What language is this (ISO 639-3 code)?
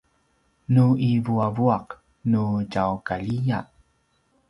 pwn